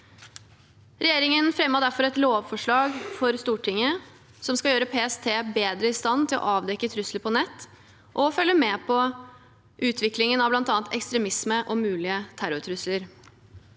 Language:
Norwegian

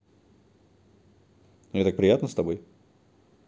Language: Russian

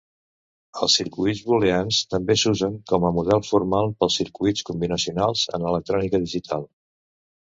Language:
Catalan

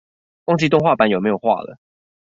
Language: Chinese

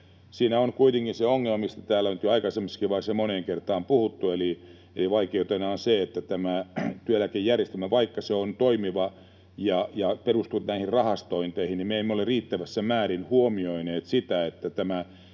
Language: Finnish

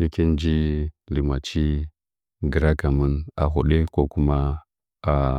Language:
Nzanyi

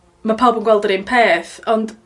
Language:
Welsh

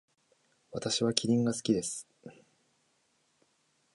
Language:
Japanese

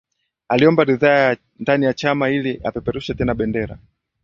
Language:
Swahili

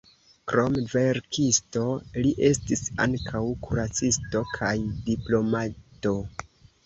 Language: Esperanto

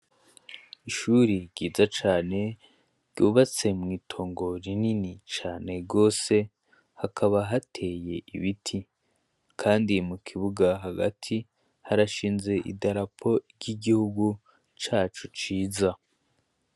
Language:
Rundi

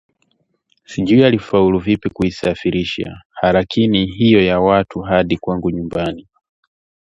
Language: Swahili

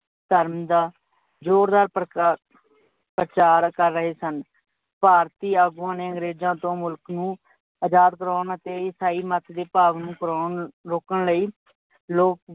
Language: Punjabi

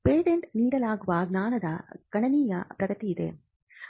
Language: Kannada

